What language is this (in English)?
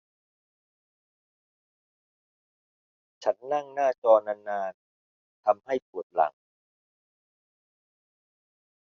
Thai